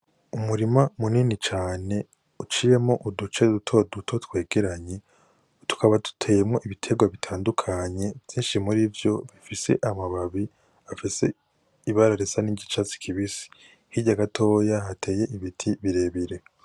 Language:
Rundi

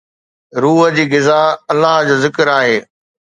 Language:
Sindhi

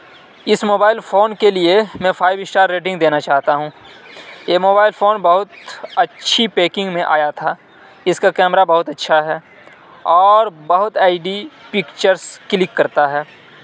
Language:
Urdu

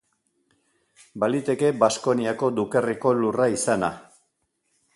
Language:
Basque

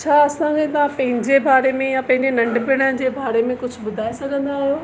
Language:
Sindhi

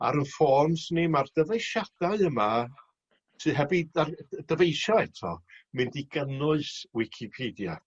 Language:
Welsh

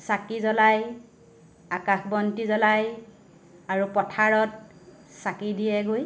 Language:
Assamese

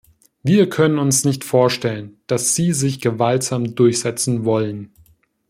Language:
German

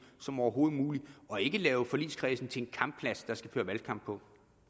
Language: Danish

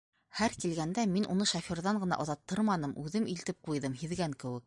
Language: Bashkir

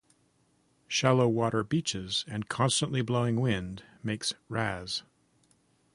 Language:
English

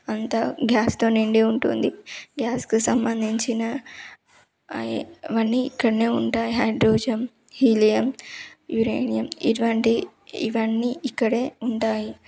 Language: Telugu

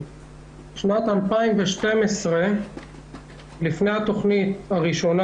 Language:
Hebrew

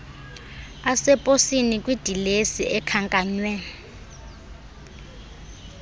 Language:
Xhosa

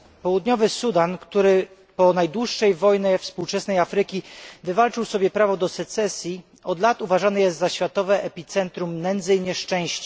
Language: Polish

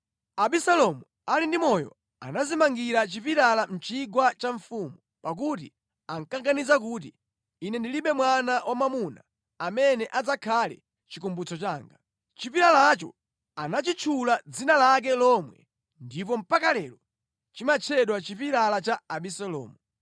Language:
Nyanja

